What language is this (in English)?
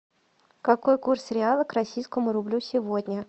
Russian